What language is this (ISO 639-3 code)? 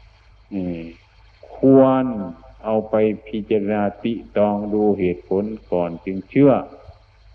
tha